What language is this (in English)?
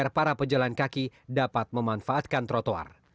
Indonesian